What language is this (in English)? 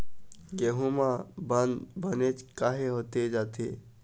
Chhattisgarhi